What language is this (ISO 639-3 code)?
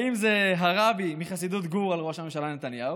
heb